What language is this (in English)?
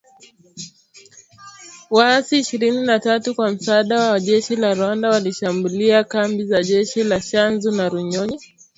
Swahili